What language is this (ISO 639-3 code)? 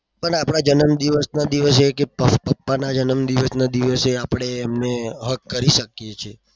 guj